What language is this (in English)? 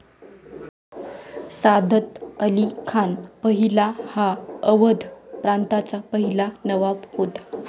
Marathi